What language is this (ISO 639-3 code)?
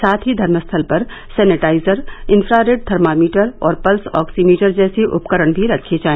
hin